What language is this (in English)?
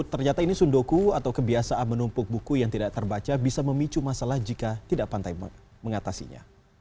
Indonesian